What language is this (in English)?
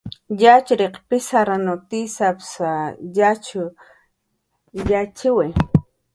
Jaqaru